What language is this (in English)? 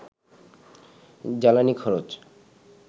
Bangla